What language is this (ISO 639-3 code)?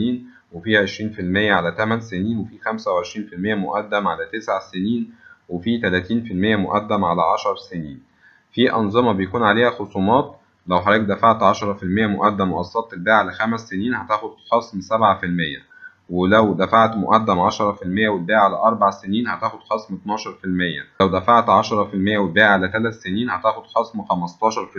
ara